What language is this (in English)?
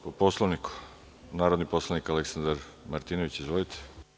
Serbian